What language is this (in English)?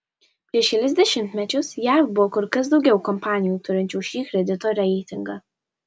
Lithuanian